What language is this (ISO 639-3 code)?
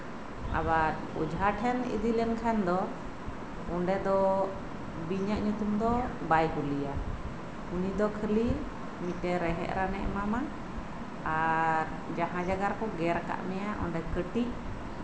sat